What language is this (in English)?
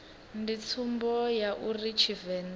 Venda